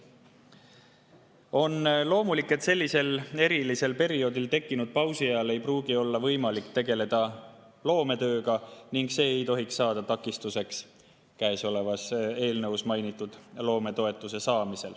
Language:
Estonian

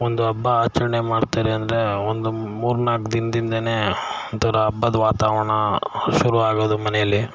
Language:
Kannada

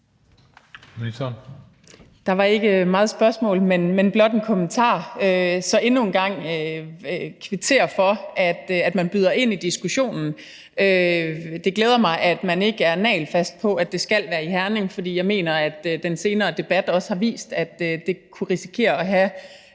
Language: Danish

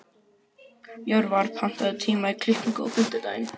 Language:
Icelandic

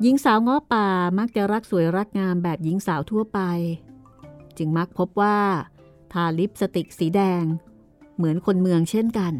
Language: Thai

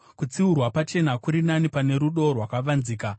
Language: Shona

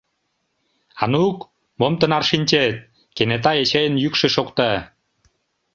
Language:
Mari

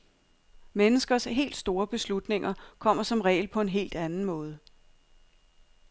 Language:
Danish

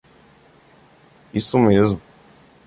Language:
Portuguese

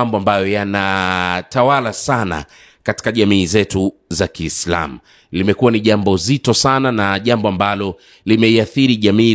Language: Swahili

